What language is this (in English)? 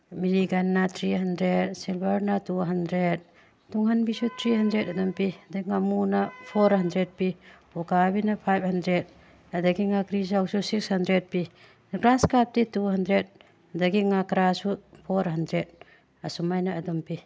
Manipuri